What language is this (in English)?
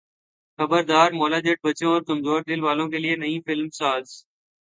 Urdu